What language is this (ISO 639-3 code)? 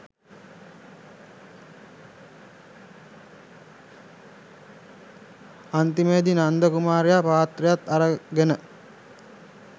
sin